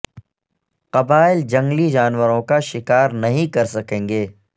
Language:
Urdu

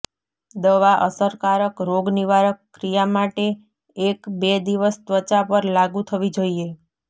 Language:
Gujarati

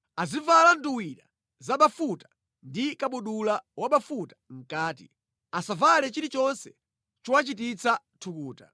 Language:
Nyanja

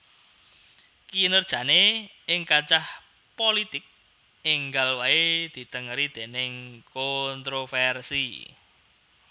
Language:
Javanese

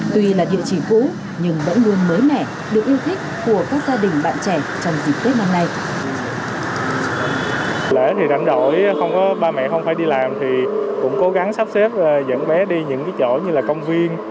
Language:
Vietnamese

